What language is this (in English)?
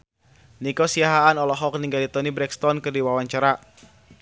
Sundanese